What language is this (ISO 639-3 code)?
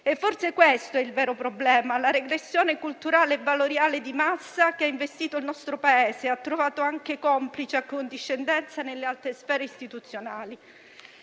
ita